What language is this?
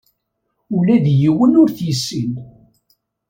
Kabyle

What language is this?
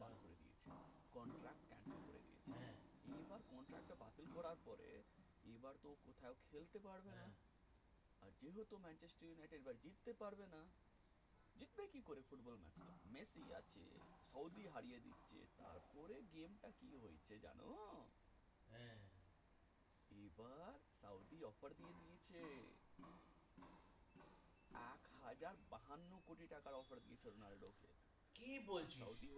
Bangla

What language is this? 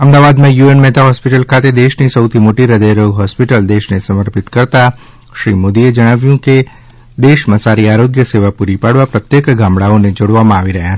Gujarati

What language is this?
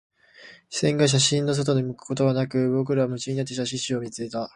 Japanese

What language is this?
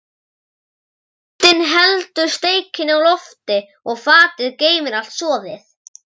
Icelandic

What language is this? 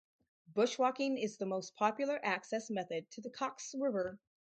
English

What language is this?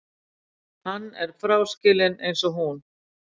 Icelandic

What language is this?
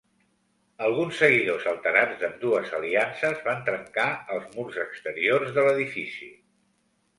Catalan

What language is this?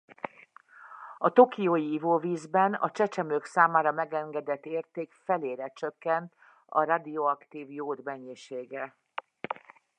Hungarian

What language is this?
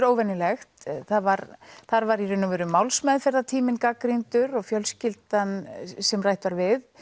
Icelandic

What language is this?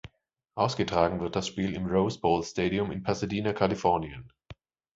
German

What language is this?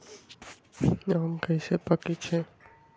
Magahi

